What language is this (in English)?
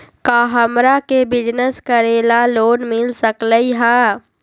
Magahi